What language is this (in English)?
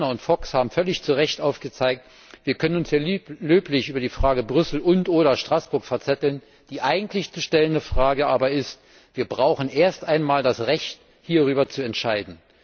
German